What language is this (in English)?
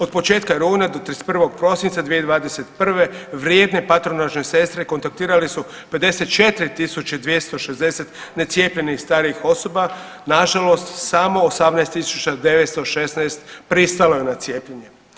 Croatian